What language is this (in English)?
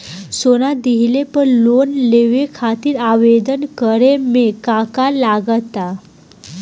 Bhojpuri